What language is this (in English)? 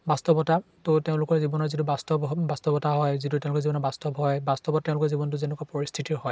Assamese